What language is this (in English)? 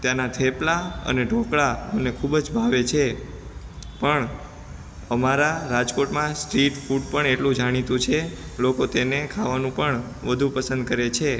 Gujarati